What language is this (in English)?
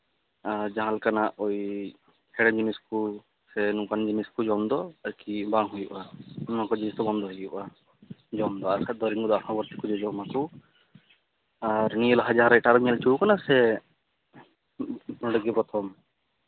Santali